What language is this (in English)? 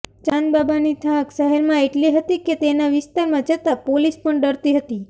Gujarati